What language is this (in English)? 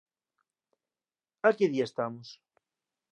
Galician